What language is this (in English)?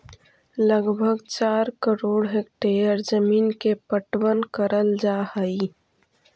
Magahi